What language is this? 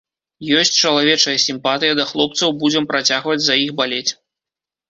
Belarusian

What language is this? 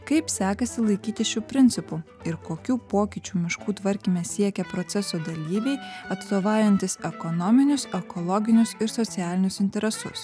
Lithuanian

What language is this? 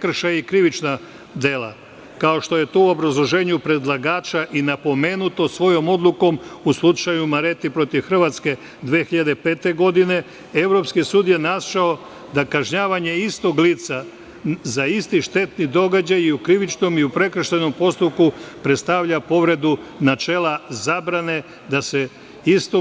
Serbian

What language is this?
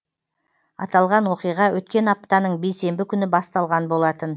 Kazakh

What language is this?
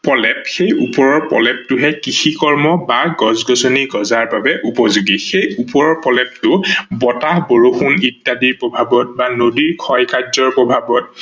Assamese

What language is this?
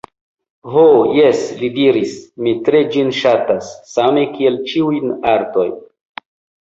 Esperanto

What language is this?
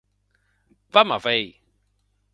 Occitan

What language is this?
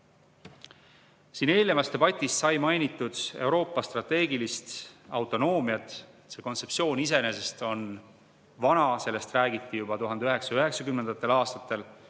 Estonian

